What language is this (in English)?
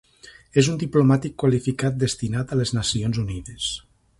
Catalan